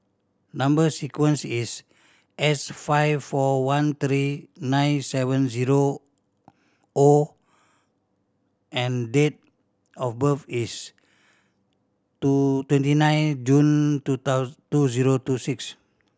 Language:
English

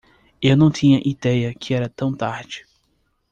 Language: Portuguese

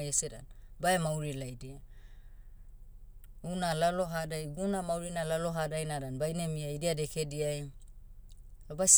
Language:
Motu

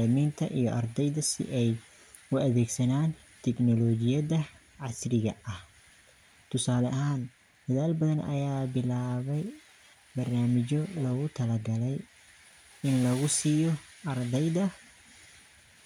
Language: Somali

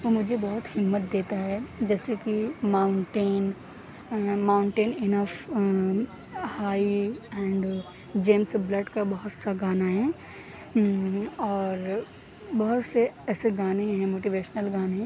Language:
Urdu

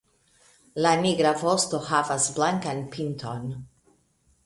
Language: Esperanto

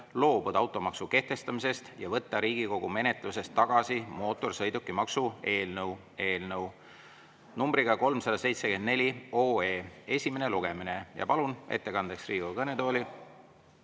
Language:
Estonian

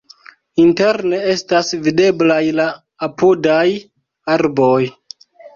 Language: Esperanto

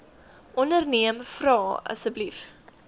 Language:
Afrikaans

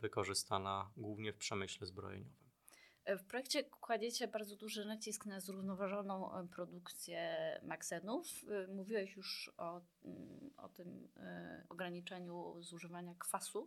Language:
Polish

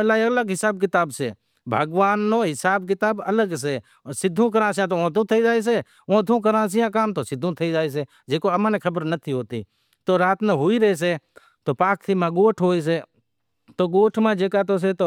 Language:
Wadiyara Koli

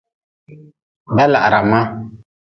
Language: Nawdm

